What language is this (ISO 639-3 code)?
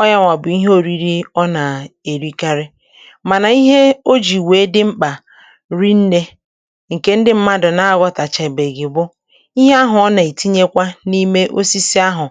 ibo